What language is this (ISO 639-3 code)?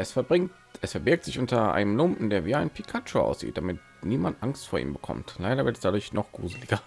deu